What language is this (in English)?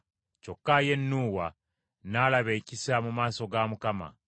Ganda